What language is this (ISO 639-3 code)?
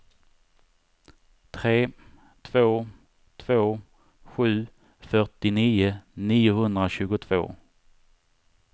swe